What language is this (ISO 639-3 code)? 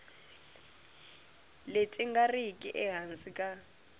tso